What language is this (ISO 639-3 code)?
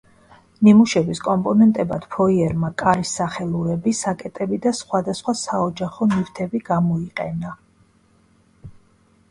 kat